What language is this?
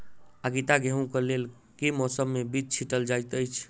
Maithili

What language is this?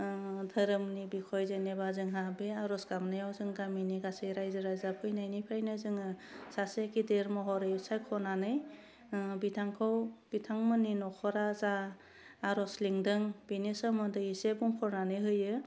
Bodo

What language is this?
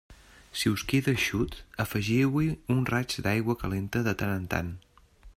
Catalan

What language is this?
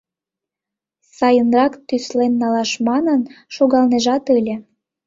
Mari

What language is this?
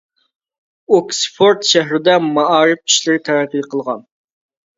Uyghur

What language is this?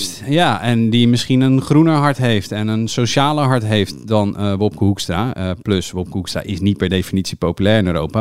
Dutch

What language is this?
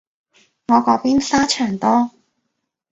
Cantonese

